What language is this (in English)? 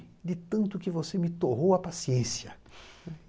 Portuguese